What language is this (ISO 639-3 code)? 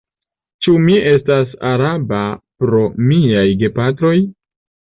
epo